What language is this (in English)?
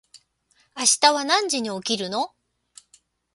Japanese